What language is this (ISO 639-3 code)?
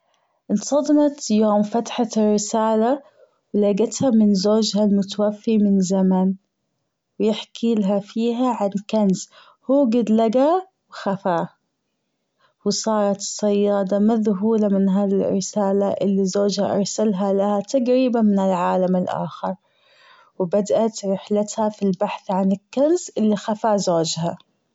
afb